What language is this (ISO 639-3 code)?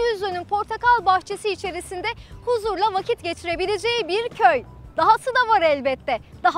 tur